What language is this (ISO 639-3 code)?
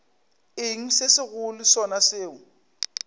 nso